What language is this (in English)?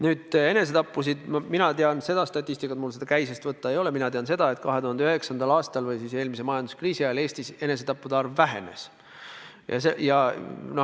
Estonian